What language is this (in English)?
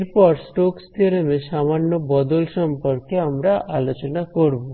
Bangla